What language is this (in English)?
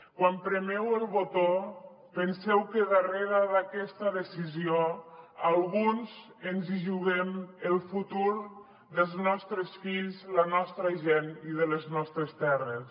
Catalan